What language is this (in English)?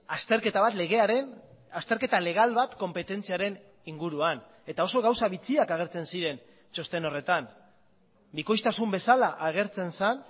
Basque